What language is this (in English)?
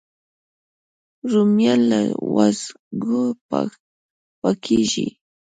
Pashto